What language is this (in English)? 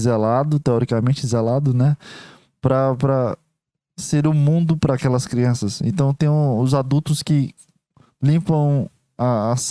Portuguese